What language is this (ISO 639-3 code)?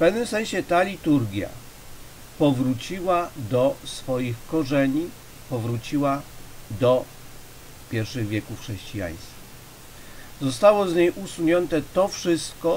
pol